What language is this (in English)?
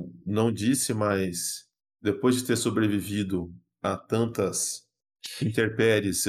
Portuguese